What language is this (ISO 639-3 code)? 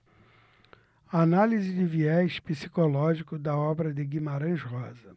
por